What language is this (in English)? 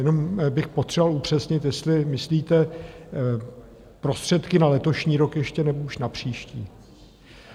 Czech